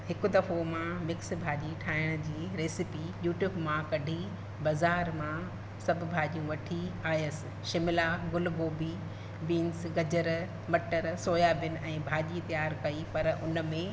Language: Sindhi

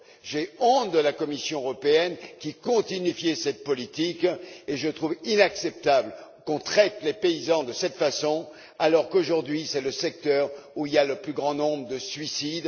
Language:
French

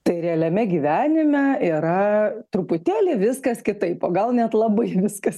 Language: Lithuanian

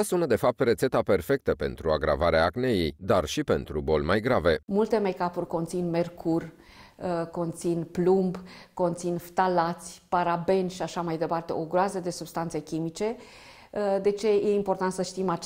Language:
Romanian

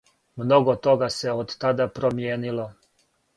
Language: Serbian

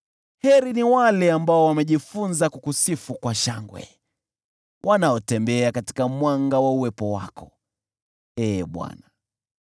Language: Swahili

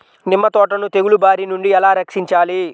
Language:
Telugu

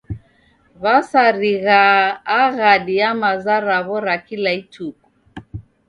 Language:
Taita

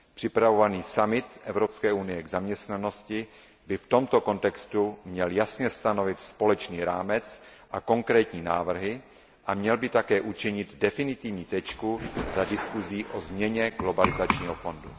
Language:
Czech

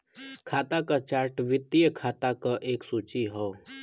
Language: Bhojpuri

